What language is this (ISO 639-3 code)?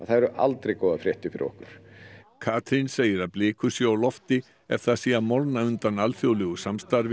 isl